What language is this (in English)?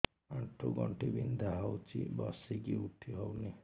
Odia